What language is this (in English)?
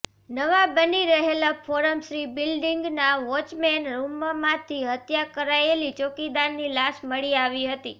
Gujarati